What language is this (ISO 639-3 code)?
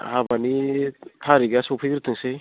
brx